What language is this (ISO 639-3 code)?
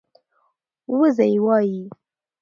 pus